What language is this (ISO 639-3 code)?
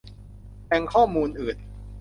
tha